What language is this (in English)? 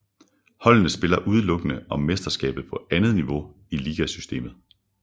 Danish